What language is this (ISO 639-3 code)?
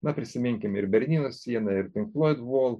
lit